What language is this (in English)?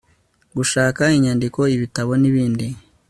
Kinyarwanda